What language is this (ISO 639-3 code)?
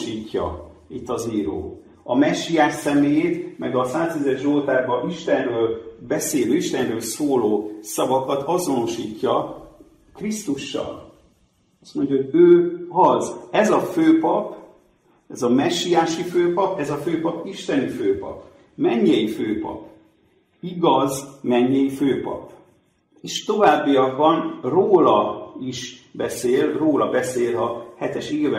hun